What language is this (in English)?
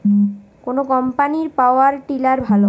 Bangla